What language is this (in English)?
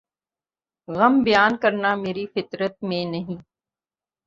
Urdu